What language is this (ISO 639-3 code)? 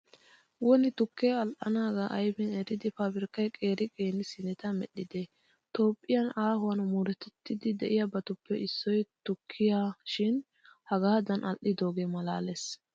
wal